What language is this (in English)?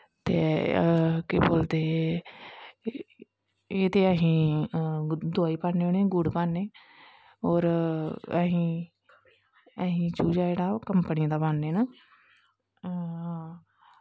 Dogri